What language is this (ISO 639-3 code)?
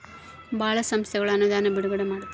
kan